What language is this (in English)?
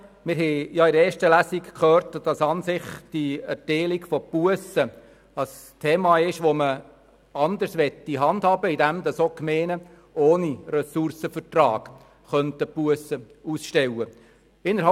Swiss German